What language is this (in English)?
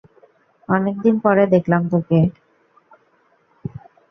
Bangla